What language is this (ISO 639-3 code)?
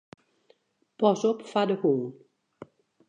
fry